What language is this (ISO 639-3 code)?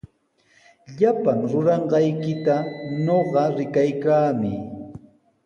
qws